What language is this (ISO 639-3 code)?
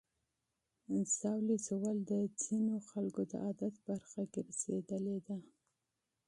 pus